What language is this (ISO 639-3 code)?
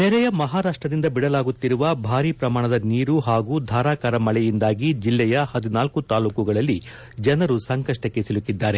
kan